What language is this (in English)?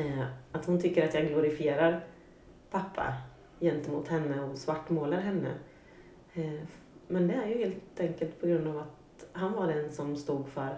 Swedish